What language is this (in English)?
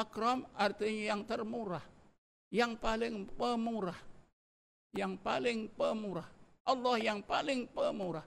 Malay